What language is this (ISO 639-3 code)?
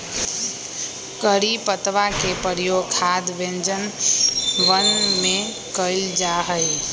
mag